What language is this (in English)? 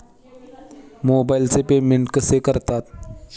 Marathi